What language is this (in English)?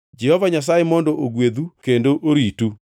Luo (Kenya and Tanzania)